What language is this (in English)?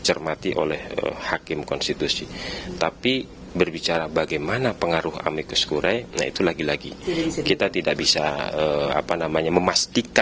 Indonesian